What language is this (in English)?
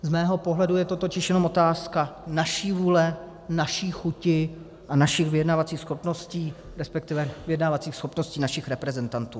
Czech